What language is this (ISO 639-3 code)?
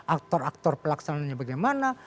ind